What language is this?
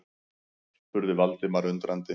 Icelandic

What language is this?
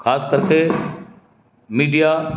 Sindhi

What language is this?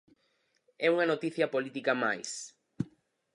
Galician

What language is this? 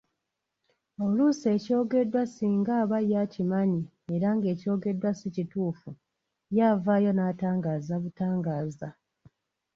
Ganda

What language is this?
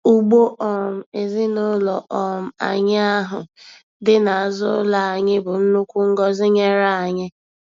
Igbo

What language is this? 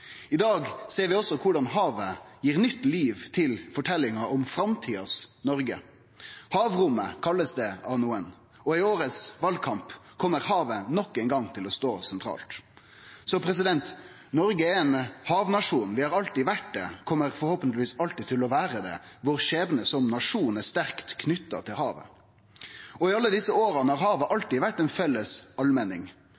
Norwegian Nynorsk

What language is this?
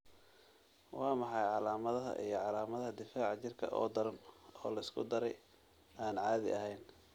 Somali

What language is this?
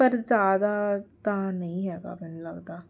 Punjabi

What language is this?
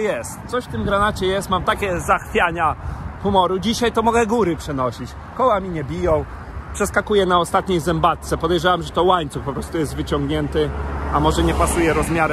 Polish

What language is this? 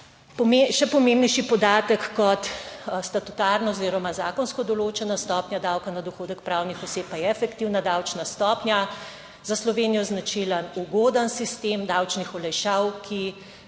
Slovenian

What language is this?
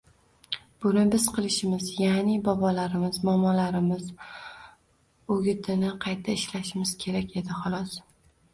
Uzbek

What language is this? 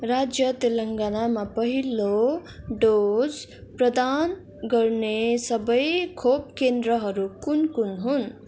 Nepali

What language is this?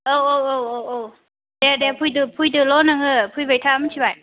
Bodo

